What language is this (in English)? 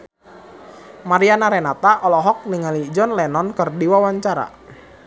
Sundanese